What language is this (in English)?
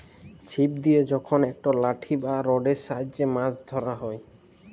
Bangla